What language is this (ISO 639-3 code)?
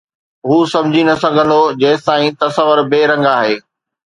snd